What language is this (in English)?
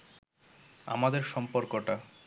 Bangla